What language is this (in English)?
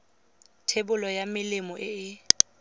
Tswana